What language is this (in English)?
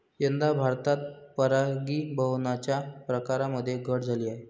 Marathi